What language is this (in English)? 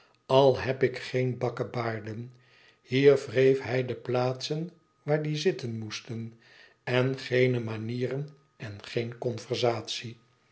Dutch